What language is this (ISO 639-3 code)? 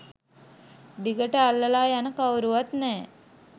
sin